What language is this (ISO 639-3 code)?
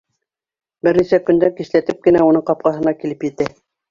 bak